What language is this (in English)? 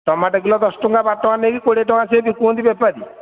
Odia